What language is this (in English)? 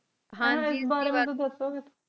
Punjabi